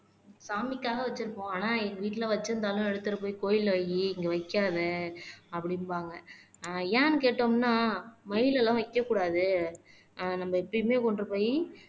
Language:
Tamil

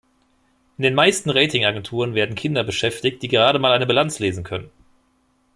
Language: German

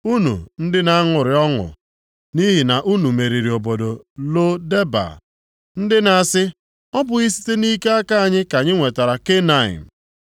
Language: Igbo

